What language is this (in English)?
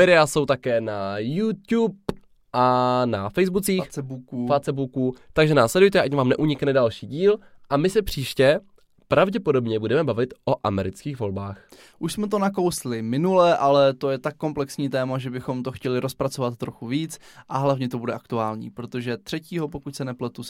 Czech